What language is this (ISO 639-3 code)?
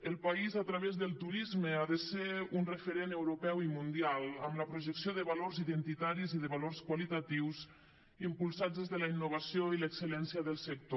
cat